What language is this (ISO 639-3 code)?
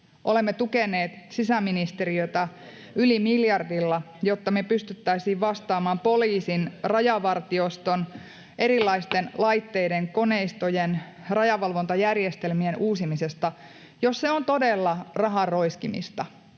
fin